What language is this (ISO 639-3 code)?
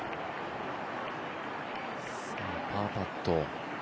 jpn